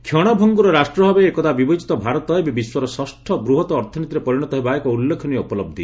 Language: Odia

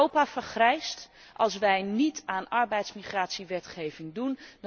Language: Dutch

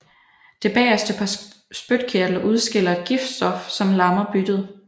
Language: Danish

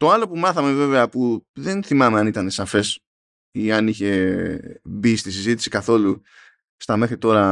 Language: Greek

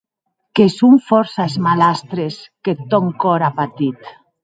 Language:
Occitan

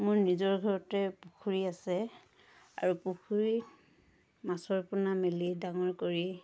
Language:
Assamese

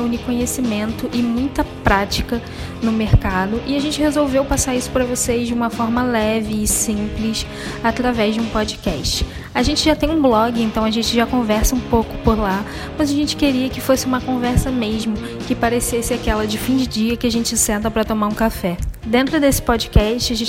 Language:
Portuguese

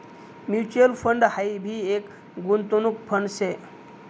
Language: Marathi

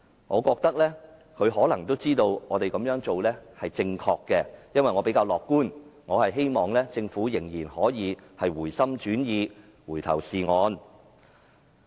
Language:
Cantonese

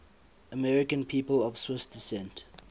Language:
English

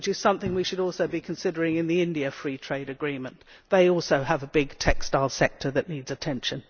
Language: English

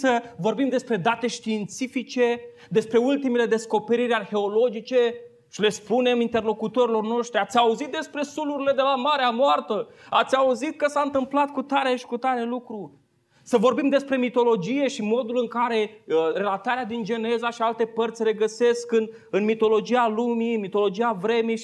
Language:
Romanian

